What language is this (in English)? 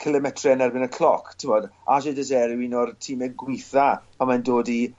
Welsh